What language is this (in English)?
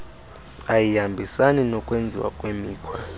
Xhosa